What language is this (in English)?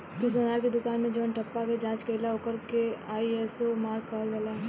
Bhojpuri